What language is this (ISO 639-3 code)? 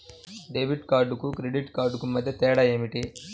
tel